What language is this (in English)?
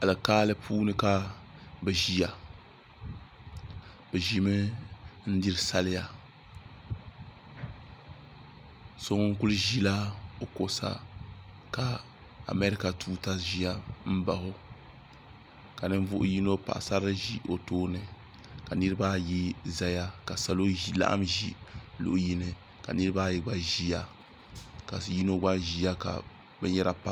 Dagbani